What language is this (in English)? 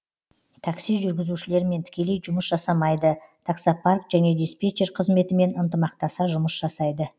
Kazakh